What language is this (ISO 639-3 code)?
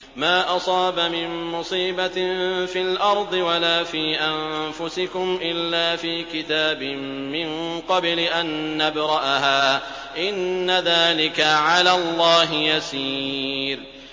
ara